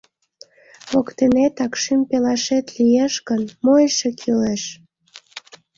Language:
Mari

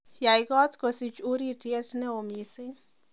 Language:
Kalenjin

